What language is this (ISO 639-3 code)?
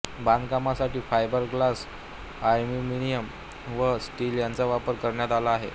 mar